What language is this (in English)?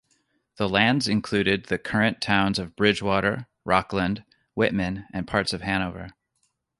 English